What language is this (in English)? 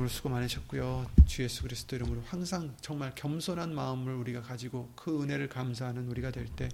Korean